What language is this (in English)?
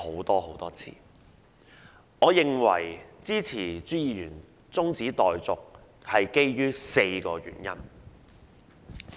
Cantonese